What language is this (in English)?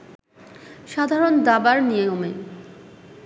Bangla